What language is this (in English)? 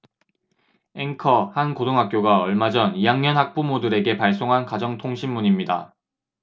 Korean